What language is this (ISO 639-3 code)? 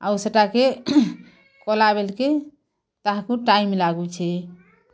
ori